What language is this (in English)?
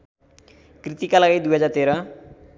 Nepali